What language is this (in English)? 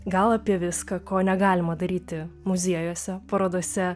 Lithuanian